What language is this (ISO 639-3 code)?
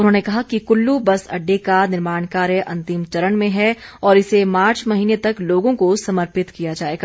hin